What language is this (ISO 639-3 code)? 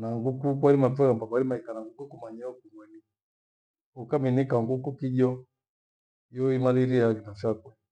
gwe